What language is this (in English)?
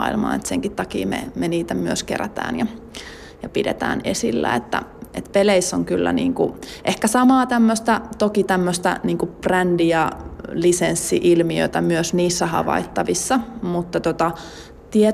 Finnish